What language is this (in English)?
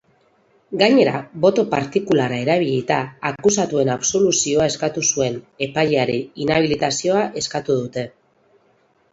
Basque